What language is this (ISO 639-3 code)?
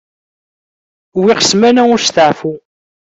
kab